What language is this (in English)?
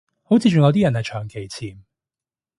Cantonese